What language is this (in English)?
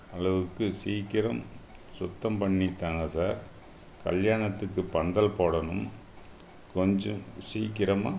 Tamil